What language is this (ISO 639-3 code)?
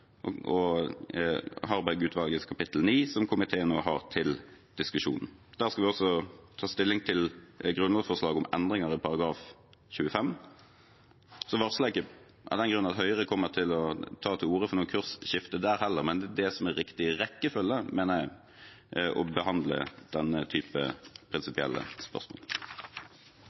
nob